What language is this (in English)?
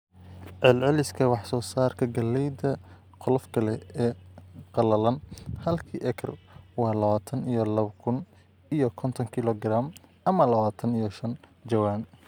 Somali